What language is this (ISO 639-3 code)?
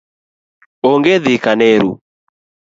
luo